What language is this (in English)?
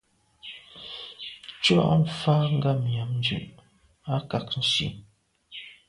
Medumba